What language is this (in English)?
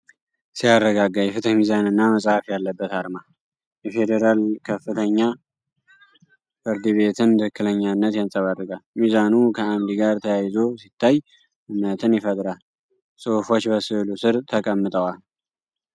Amharic